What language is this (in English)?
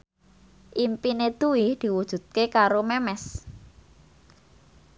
Javanese